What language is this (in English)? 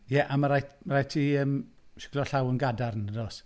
Welsh